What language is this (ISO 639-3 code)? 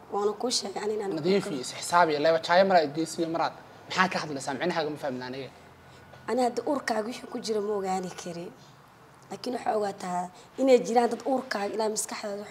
ara